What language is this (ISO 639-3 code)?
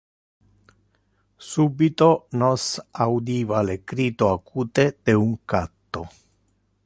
ina